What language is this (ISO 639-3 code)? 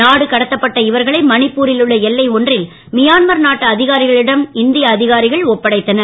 tam